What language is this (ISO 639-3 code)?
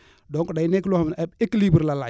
wol